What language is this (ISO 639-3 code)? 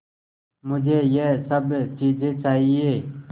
hin